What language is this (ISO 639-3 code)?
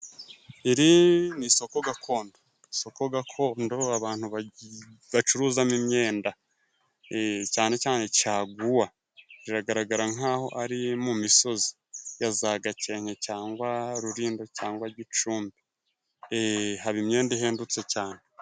kin